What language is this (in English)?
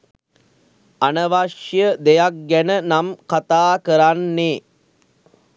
Sinhala